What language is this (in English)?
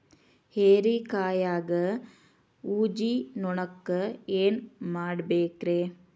Kannada